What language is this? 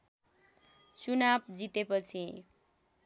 Nepali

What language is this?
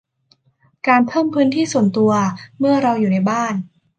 Thai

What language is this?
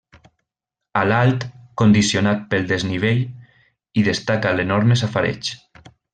Catalan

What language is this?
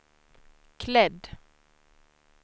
Swedish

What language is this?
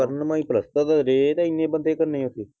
Punjabi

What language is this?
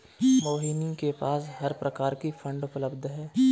Hindi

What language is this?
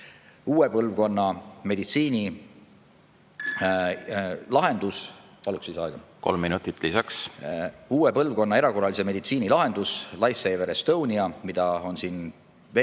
Estonian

